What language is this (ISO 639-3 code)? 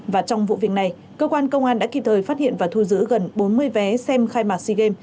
vie